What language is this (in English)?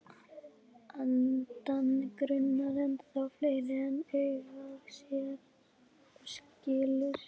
Icelandic